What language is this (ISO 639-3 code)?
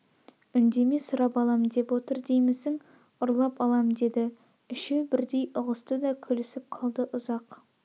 kaz